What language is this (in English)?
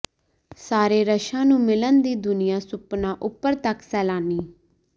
Punjabi